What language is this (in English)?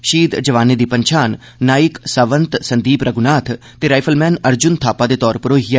Dogri